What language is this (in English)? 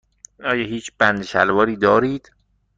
Persian